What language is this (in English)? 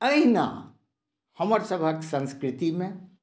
Maithili